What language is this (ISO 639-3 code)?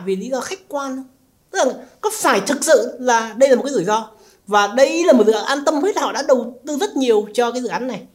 vie